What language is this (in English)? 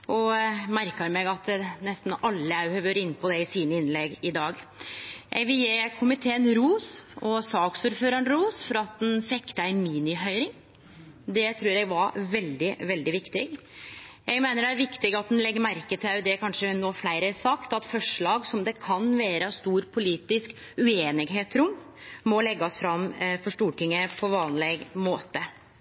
Norwegian Nynorsk